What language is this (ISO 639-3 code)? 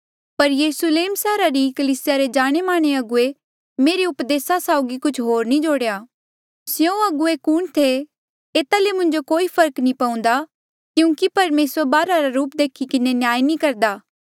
mjl